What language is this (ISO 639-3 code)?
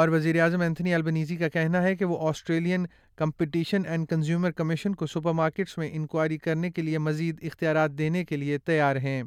urd